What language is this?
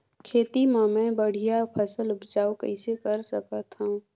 Chhattisgarhi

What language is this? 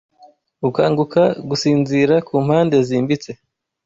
Kinyarwanda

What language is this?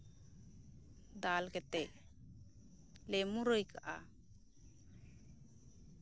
Santali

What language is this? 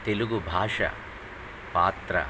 Telugu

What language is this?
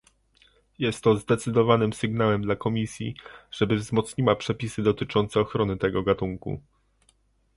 Polish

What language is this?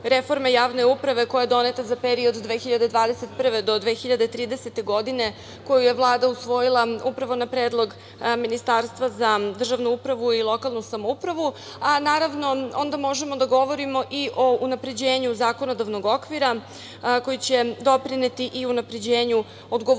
Serbian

